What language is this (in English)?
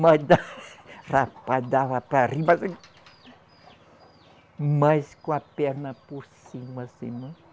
Portuguese